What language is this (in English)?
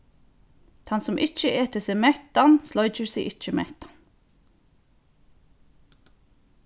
Faroese